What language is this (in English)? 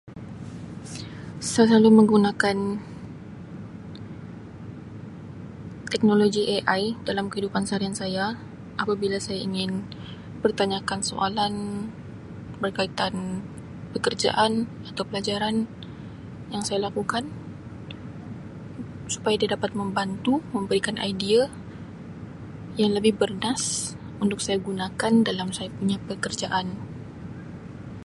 Sabah Malay